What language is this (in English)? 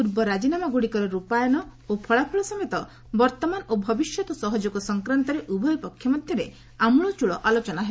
Odia